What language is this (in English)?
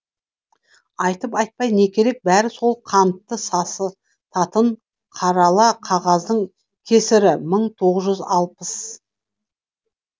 Kazakh